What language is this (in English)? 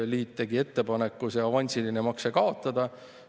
Estonian